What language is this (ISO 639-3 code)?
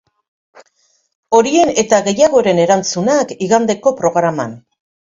eus